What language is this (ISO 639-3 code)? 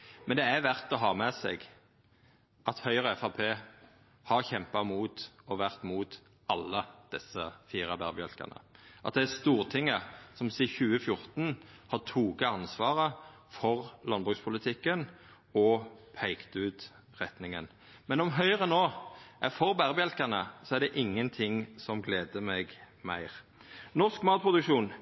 nno